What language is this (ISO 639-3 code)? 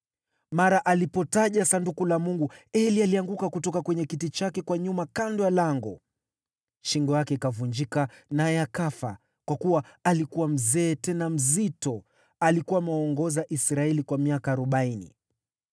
swa